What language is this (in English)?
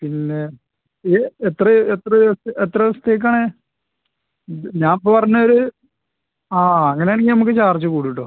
Malayalam